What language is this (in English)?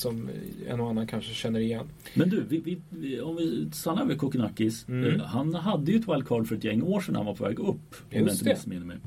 Swedish